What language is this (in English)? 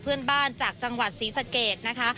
Thai